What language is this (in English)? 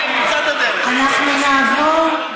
Hebrew